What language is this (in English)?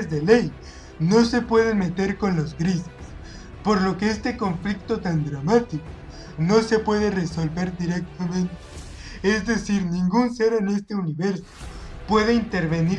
Spanish